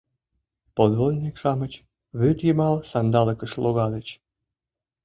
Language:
Mari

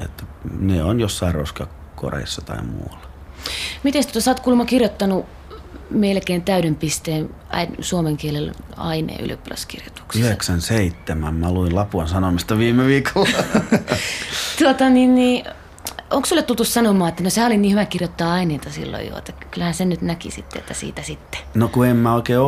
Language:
Finnish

